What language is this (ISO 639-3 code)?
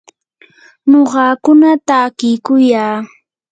qur